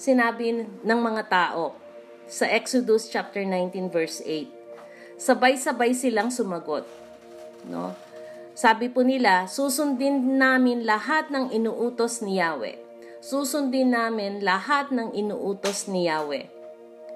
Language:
Filipino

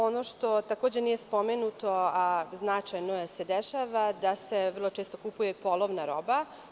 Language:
Serbian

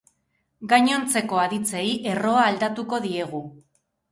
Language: Basque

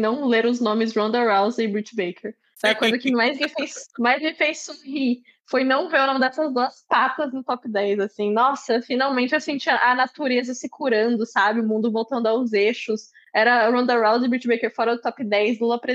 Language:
Portuguese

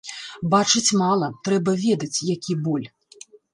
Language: Belarusian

